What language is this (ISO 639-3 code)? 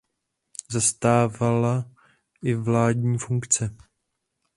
ces